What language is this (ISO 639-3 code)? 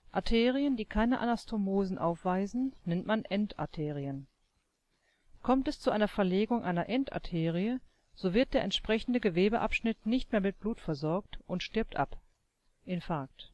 deu